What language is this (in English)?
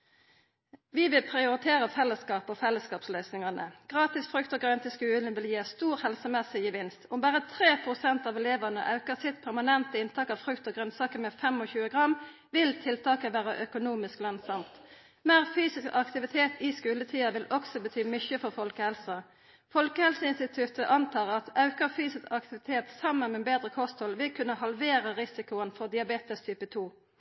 Norwegian Nynorsk